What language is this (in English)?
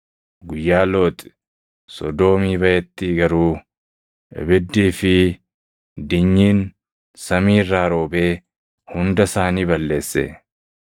Oromo